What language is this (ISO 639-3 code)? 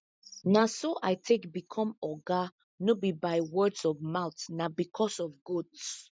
pcm